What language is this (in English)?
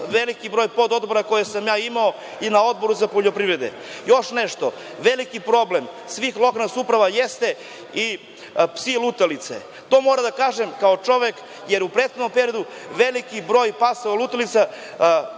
Serbian